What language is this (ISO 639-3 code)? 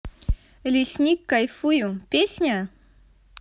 rus